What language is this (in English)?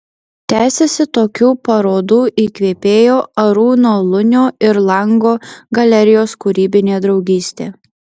Lithuanian